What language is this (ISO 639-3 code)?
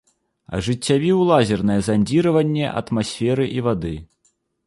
bel